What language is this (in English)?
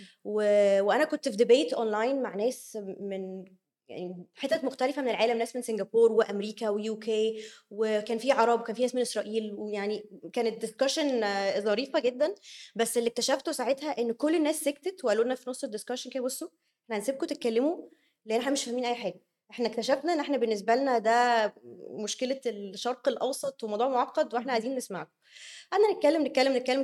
Arabic